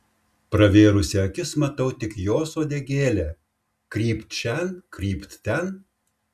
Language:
Lithuanian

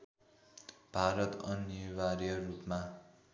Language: Nepali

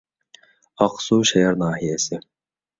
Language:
Uyghur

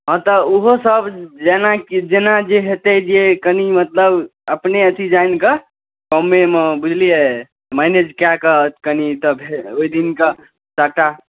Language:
Maithili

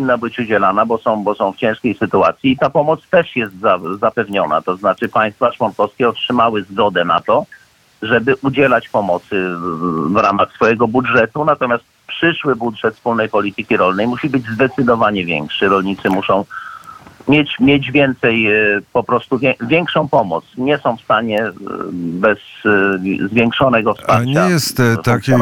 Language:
Polish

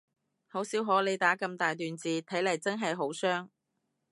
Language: Cantonese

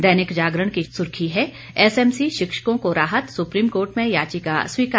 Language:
Hindi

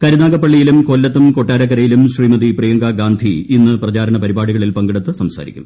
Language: Malayalam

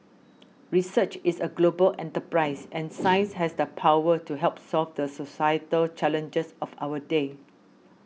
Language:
English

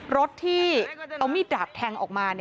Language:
Thai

